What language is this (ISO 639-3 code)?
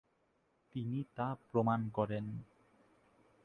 ben